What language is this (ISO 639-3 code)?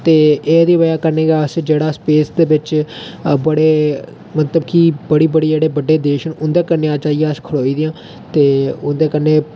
doi